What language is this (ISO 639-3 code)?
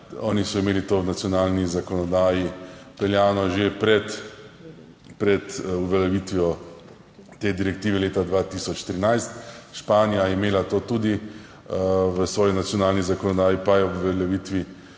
slv